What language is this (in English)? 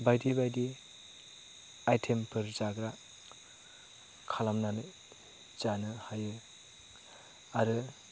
Bodo